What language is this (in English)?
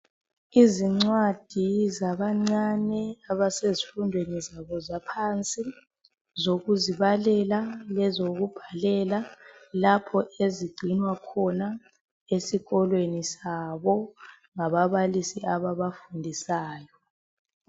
North Ndebele